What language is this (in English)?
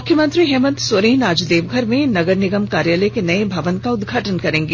Hindi